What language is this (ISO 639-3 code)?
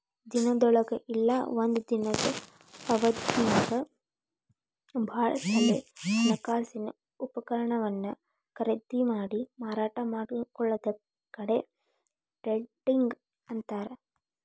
kan